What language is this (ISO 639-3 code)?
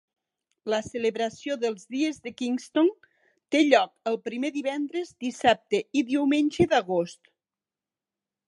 cat